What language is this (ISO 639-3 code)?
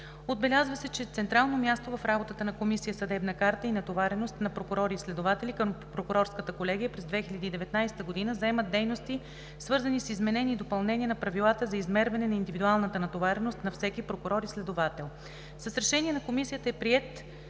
bul